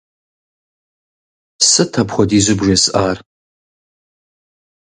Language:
Kabardian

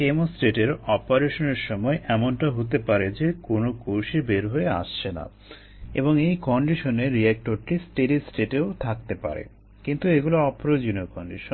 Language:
Bangla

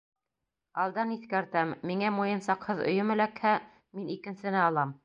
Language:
Bashkir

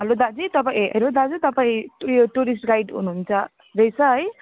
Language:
Nepali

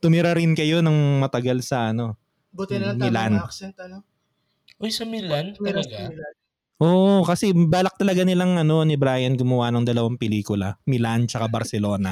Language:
Filipino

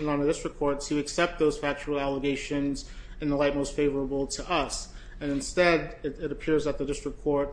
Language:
English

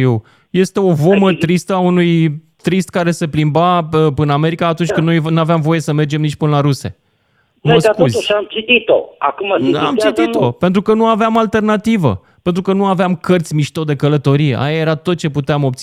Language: Romanian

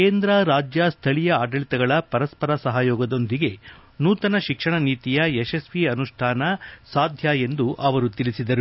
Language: Kannada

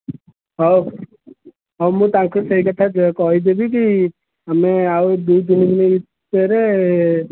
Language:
Odia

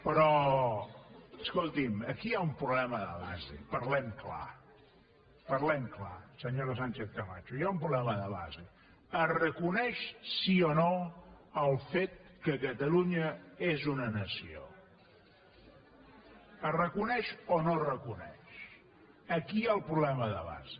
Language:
Catalan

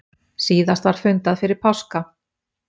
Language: Icelandic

